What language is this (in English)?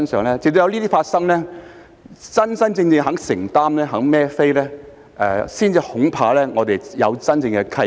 Cantonese